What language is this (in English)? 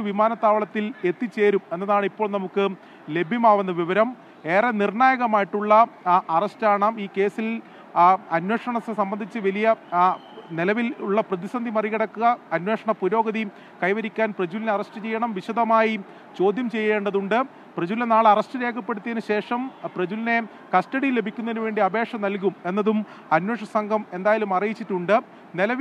Malayalam